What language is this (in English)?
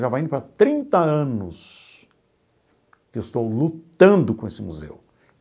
Portuguese